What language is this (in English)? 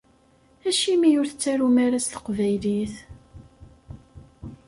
Kabyle